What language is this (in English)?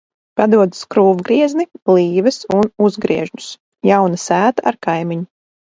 Latvian